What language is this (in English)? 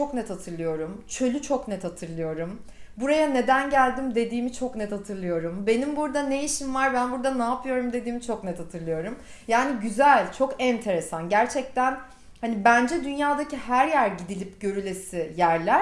Turkish